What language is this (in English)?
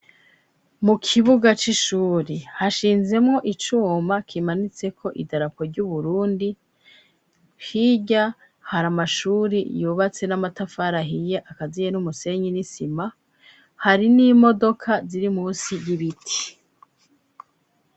Rundi